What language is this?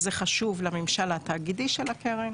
Hebrew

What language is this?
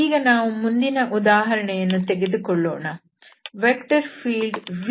Kannada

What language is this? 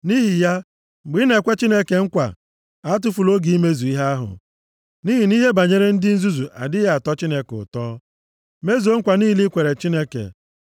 Igbo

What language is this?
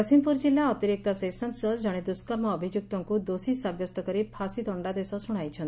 Odia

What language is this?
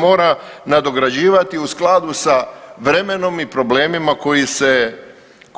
Croatian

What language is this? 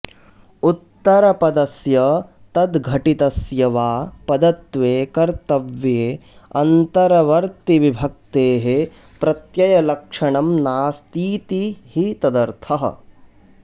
Sanskrit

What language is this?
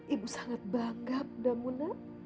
Indonesian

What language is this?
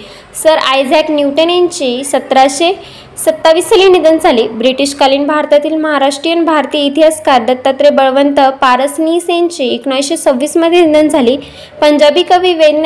Marathi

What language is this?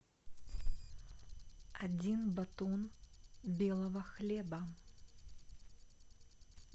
Russian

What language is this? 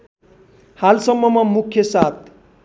Nepali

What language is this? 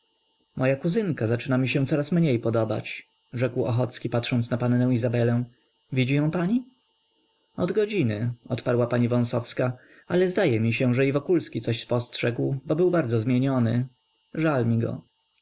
Polish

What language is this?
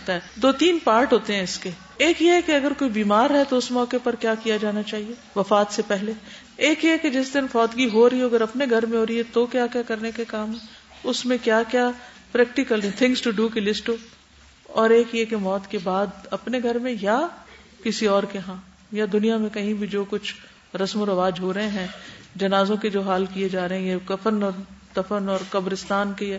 Urdu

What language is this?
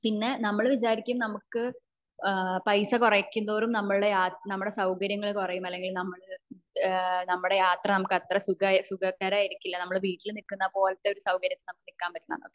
Malayalam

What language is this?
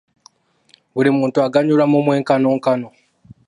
Ganda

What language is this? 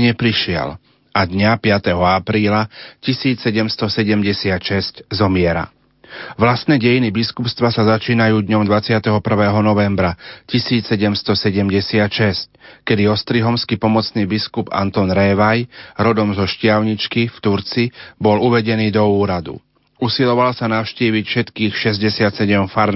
Slovak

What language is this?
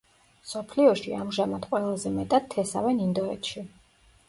Georgian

